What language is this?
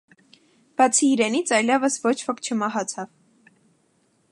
Armenian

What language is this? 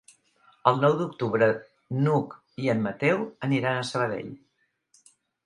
Catalan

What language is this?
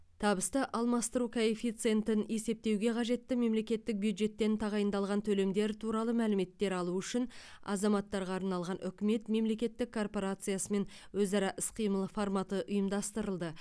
Kazakh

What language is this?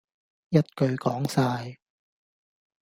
Cantonese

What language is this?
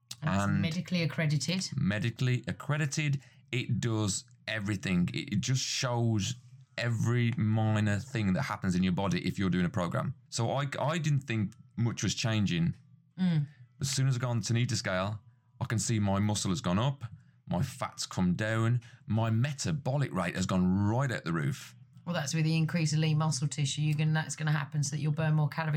English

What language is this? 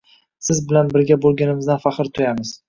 Uzbek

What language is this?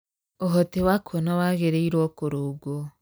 Kikuyu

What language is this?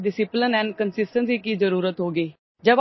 Odia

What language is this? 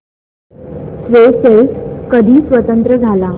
Marathi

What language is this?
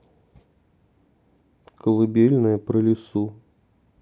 Russian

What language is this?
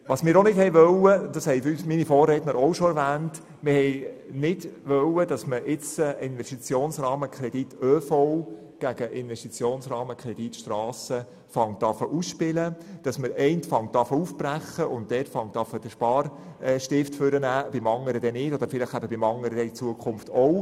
Swiss German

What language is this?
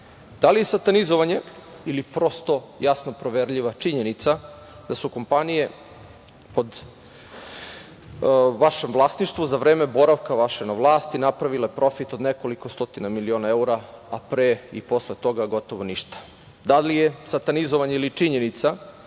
Serbian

